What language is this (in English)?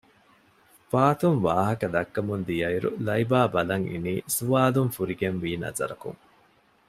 Divehi